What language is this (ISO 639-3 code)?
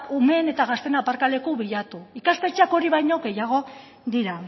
eus